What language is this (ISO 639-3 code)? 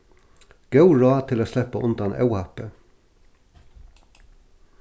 fao